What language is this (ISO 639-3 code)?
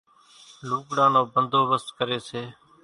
gjk